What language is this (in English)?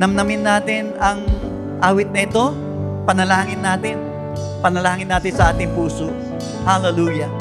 Filipino